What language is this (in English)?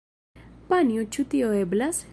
Esperanto